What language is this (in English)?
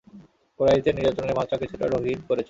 Bangla